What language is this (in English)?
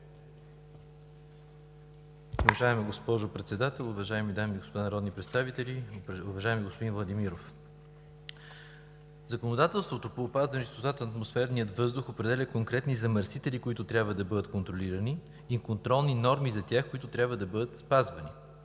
Bulgarian